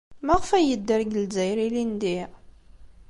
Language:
Kabyle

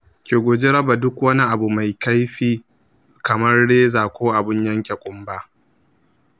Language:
Hausa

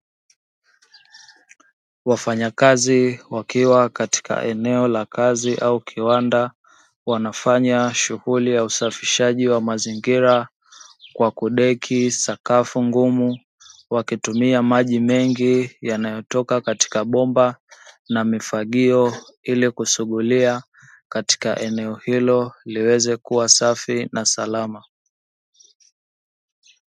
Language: Swahili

